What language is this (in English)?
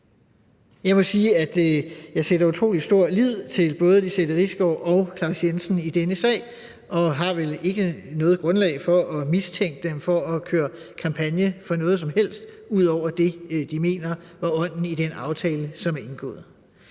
Danish